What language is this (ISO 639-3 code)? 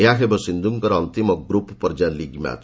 ori